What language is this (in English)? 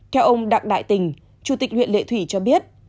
Vietnamese